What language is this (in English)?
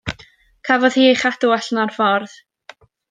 Welsh